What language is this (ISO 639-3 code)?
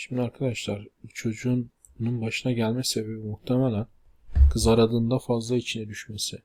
tur